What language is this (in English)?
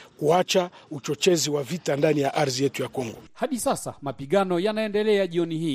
Swahili